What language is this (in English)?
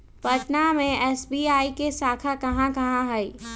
Magahi